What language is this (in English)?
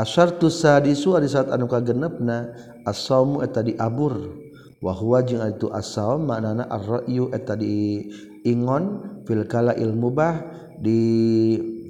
Malay